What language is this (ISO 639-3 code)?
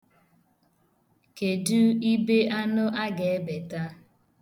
ibo